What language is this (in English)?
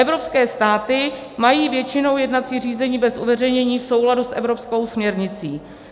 Czech